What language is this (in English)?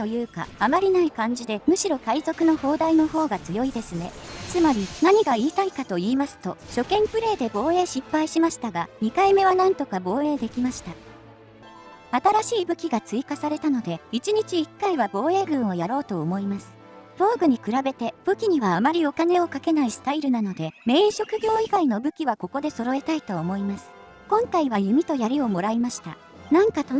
Japanese